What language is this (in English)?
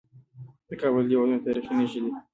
Pashto